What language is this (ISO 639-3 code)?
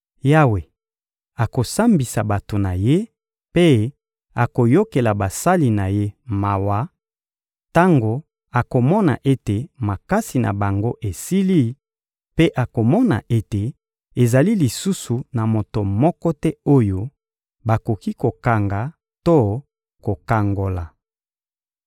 lin